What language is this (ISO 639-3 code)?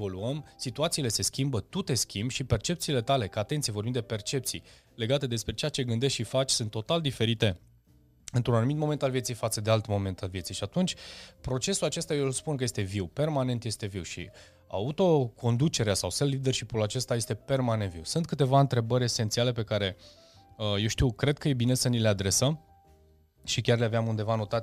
ron